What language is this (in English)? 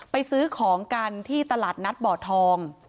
Thai